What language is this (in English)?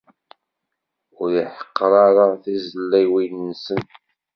Kabyle